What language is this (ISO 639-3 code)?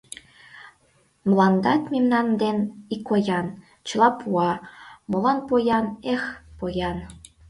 chm